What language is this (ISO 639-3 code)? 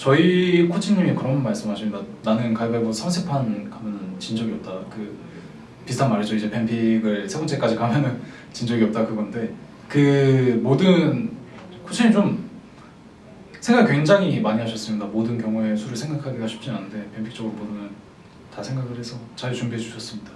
kor